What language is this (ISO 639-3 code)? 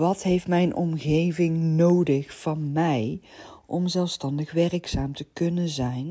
nld